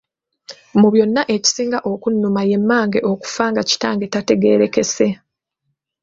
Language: Ganda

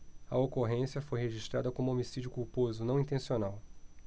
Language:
Portuguese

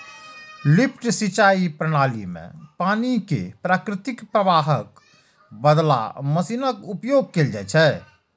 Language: Maithili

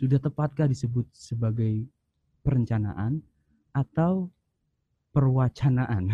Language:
Indonesian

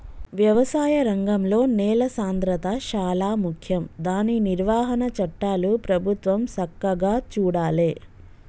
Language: Telugu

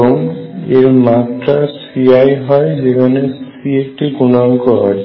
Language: Bangla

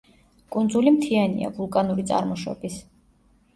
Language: Georgian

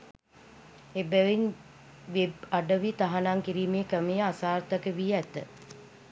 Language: Sinhala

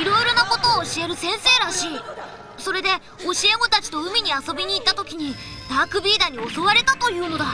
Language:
Japanese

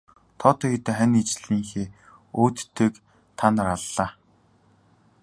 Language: Mongolian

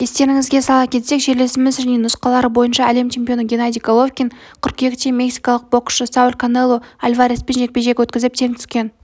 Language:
Kazakh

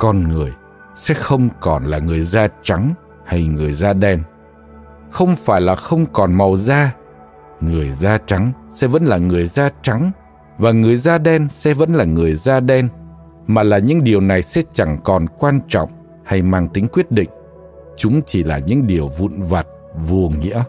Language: Vietnamese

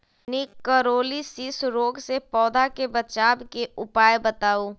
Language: Magahi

